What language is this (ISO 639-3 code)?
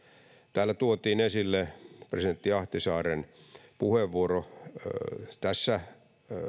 fin